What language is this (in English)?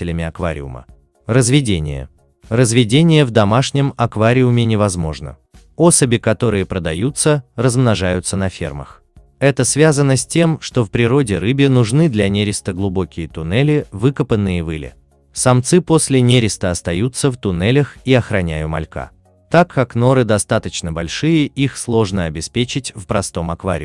Russian